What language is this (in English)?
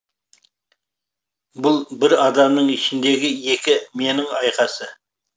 Kazakh